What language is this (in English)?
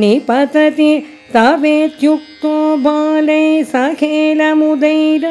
Malayalam